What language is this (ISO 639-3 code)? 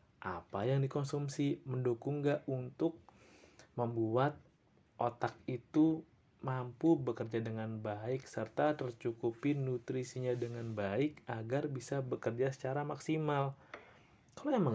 ind